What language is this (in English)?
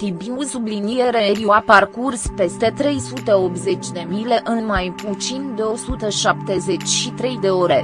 Romanian